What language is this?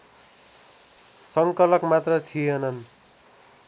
Nepali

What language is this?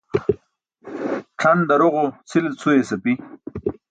Burushaski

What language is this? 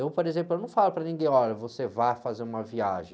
Portuguese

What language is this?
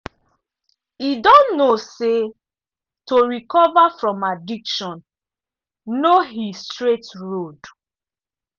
Nigerian Pidgin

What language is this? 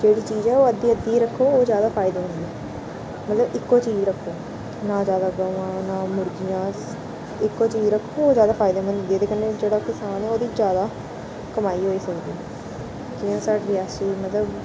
Dogri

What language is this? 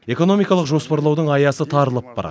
Kazakh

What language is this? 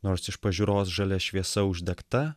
Lithuanian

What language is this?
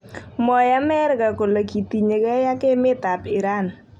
Kalenjin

